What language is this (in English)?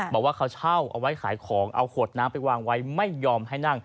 Thai